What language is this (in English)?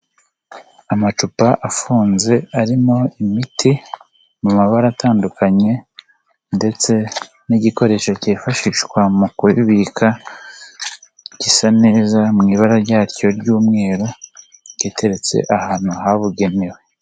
Kinyarwanda